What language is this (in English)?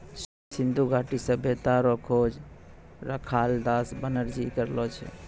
Maithili